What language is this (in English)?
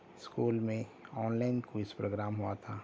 Urdu